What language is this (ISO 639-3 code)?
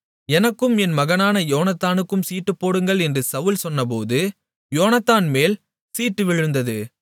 tam